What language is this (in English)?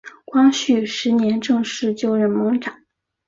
Chinese